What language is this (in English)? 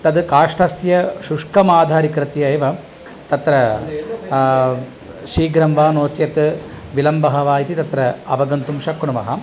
Sanskrit